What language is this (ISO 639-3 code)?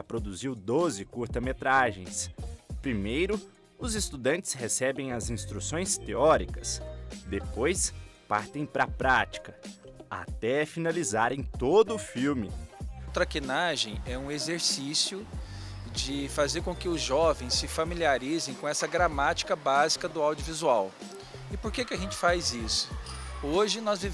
por